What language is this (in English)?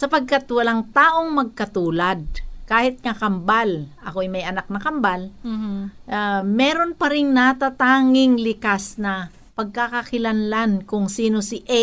Filipino